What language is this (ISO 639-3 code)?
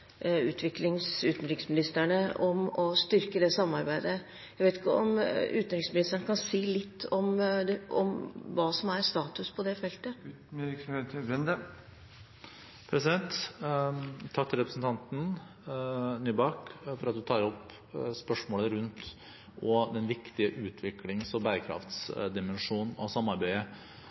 nob